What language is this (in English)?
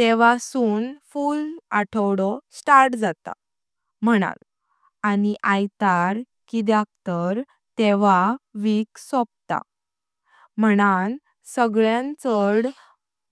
Konkani